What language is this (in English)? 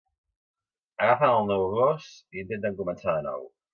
Catalan